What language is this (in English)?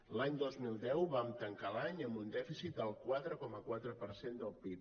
Catalan